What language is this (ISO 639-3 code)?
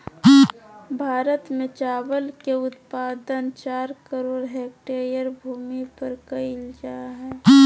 mag